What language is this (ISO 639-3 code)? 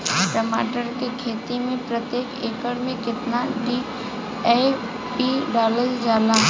bho